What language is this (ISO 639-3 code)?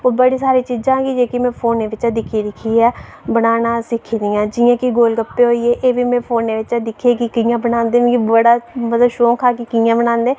doi